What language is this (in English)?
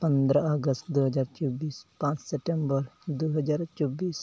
Santali